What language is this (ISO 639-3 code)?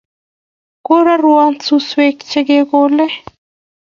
kln